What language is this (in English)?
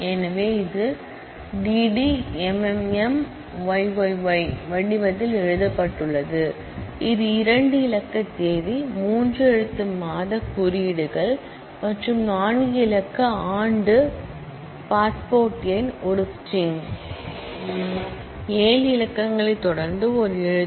Tamil